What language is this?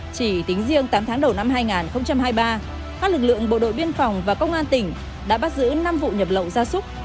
Vietnamese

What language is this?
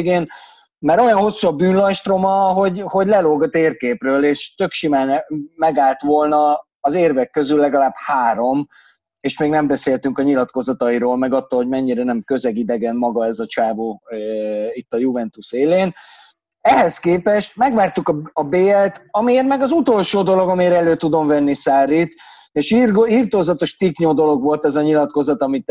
Hungarian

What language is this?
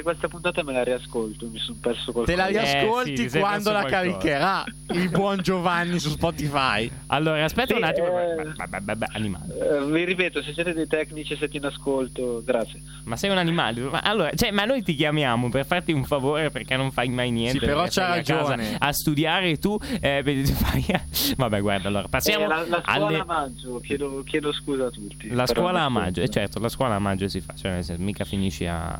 Italian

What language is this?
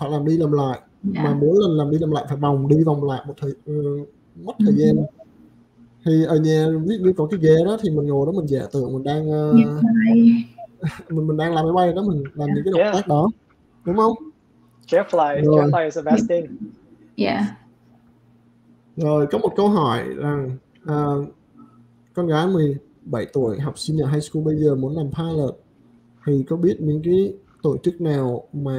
Vietnamese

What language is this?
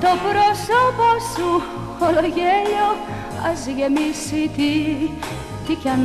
Greek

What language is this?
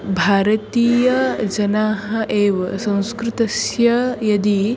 Sanskrit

